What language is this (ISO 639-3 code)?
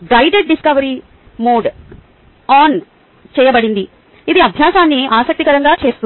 tel